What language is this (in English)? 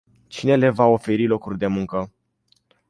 Romanian